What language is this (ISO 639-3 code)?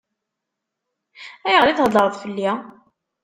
kab